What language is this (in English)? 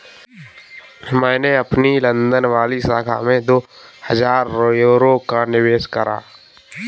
Hindi